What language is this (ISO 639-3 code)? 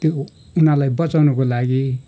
nep